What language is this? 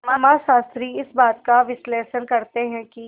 Hindi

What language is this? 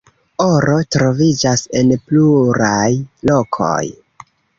Esperanto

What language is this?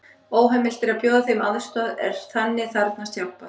Icelandic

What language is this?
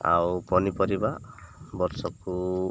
Odia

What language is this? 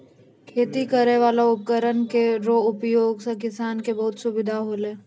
Maithili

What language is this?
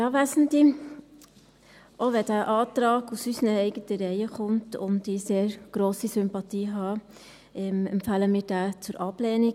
Swiss German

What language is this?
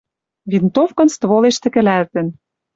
Western Mari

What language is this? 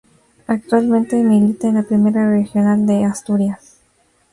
Spanish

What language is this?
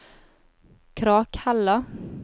Norwegian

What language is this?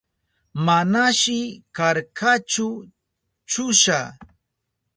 Southern Pastaza Quechua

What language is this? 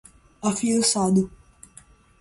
Portuguese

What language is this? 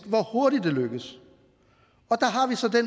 Danish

